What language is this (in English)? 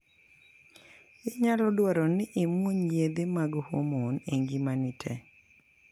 Luo (Kenya and Tanzania)